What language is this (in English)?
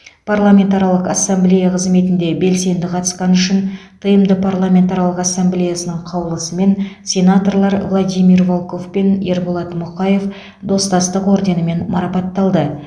Kazakh